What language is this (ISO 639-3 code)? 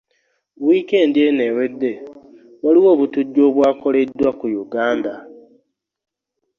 lug